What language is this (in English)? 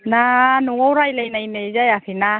Bodo